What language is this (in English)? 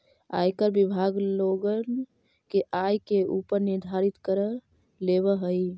Magahi